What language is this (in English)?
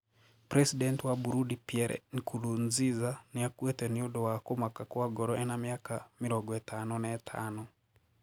Kikuyu